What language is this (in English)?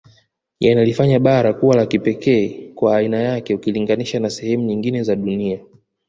Swahili